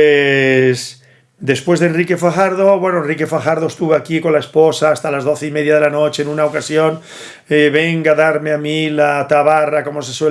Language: Spanish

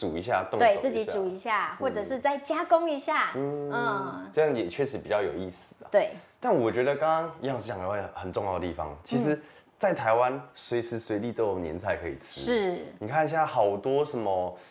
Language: Chinese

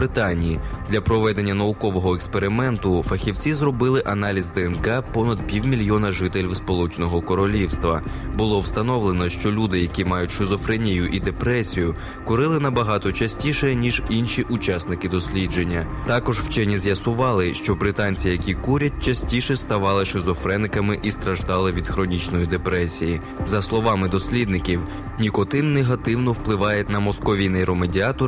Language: Ukrainian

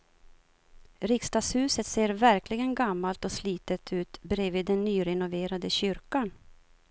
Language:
Swedish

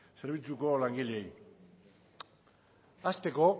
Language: Basque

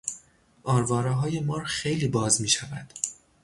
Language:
Persian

